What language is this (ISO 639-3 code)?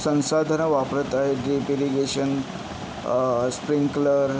mar